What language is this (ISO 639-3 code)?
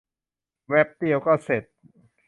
tha